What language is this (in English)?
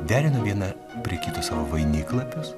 Lithuanian